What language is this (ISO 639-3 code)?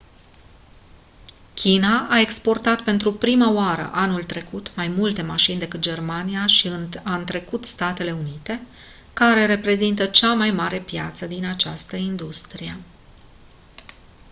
ron